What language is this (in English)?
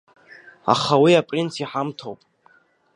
Abkhazian